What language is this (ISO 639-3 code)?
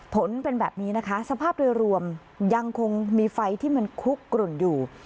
tha